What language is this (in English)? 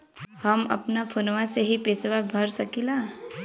Bhojpuri